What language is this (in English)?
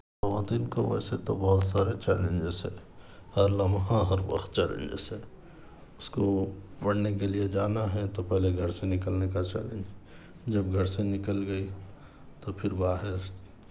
Urdu